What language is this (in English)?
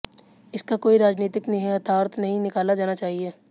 Hindi